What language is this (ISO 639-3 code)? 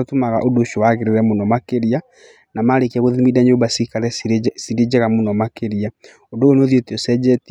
kik